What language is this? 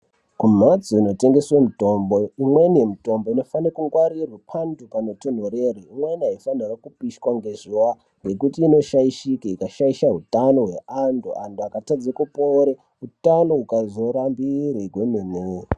Ndau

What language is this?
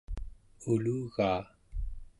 Central Yupik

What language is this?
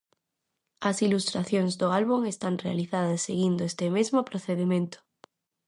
Galician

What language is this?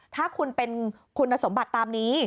Thai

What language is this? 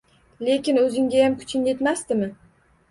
Uzbek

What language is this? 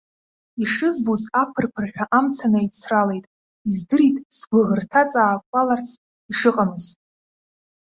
Abkhazian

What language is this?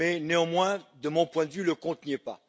French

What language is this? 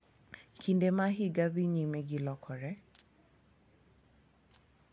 Luo (Kenya and Tanzania)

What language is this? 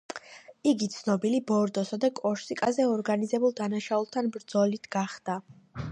Georgian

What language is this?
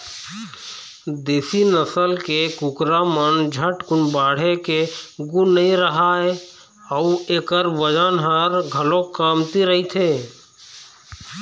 Chhattisgarhi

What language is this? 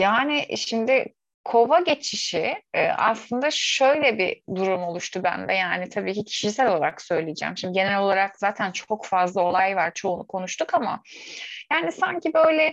Turkish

